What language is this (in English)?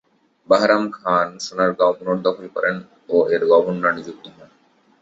Bangla